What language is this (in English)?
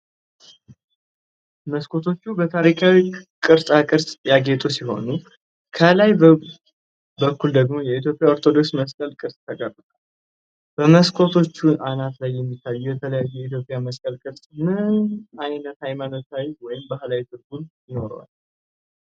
Amharic